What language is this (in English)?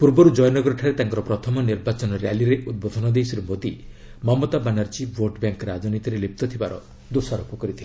Odia